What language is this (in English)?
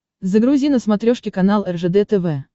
Russian